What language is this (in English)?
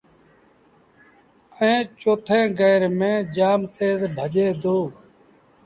Sindhi Bhil